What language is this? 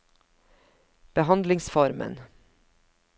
Norwegian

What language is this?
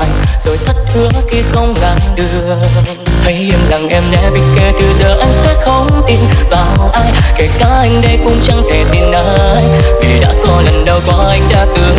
Vietnamese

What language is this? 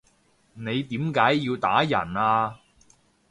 Cantonese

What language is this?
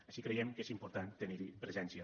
Catalan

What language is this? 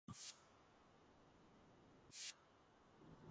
Georgian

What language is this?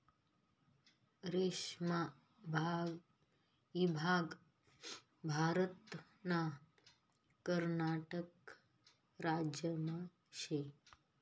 Marathi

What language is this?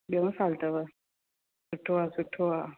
Sindhi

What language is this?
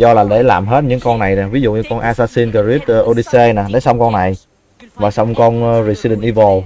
Vietnamese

